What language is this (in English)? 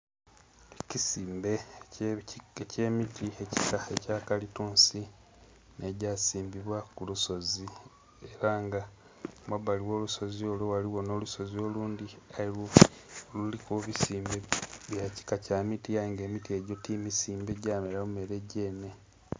Soga